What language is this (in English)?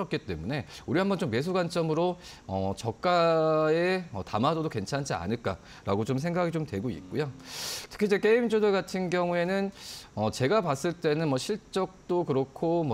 Korean